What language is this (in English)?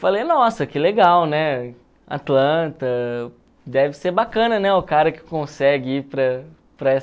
Portuguese